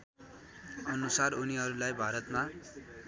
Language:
Nepali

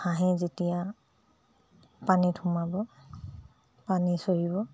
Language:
Assamese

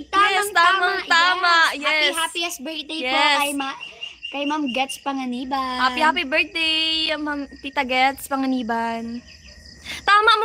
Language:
Filipino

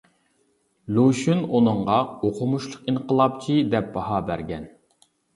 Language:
Uyghur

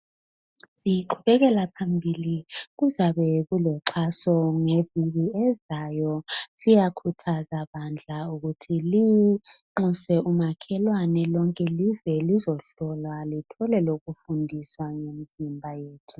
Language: North Ndebele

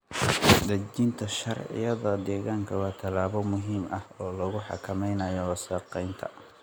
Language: Somali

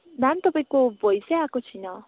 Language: Nepali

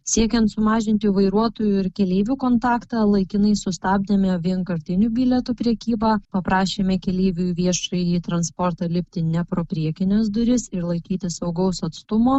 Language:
Lithuanian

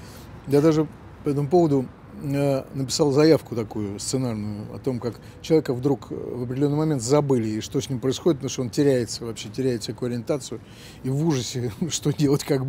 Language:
Russian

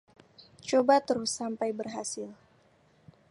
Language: Indonesian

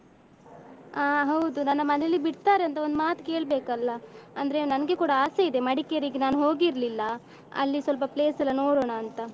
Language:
Kannada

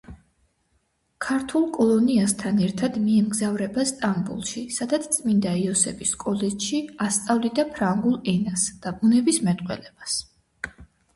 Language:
Georgian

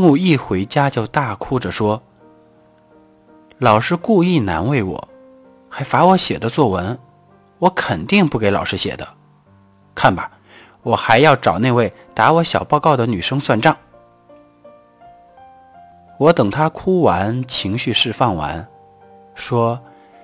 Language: Chinese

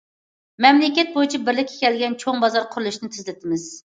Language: Uyghur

